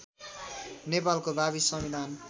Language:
Nepali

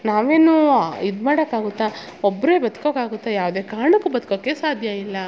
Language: Kannada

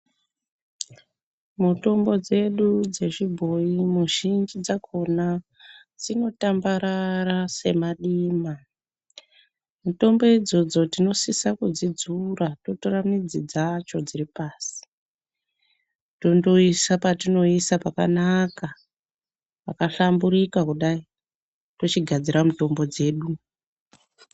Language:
Ndau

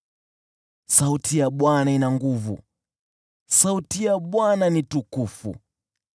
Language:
Swahili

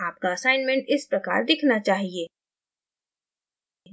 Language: Hindi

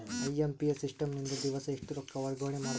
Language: Kannada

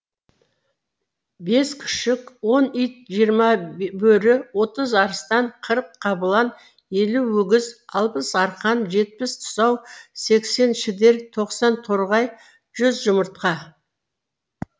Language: Kazakh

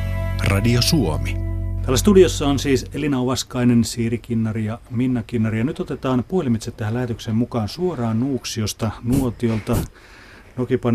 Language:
Finnish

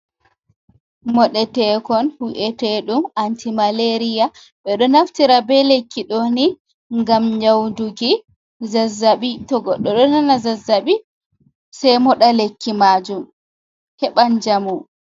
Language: Fula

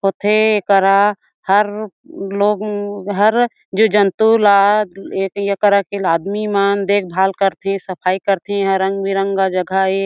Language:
Chhattisgarhi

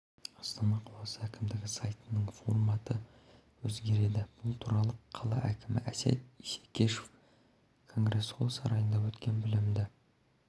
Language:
Kazakh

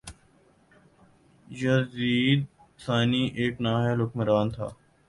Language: Urdu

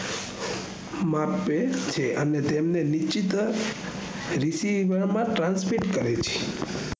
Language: Gujarati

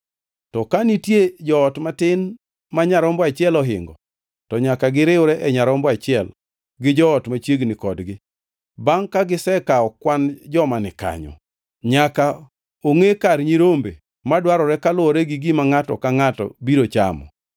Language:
Luo (Kenya and Tanzania)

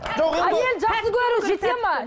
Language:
Kazakh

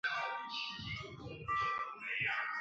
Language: Chinese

